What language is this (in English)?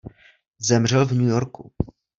Czech